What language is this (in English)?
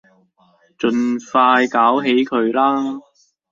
Cantonese